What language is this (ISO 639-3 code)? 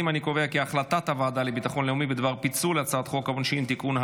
heb